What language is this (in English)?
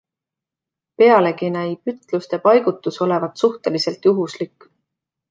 Estonian